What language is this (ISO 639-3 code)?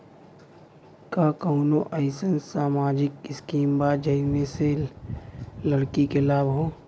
bho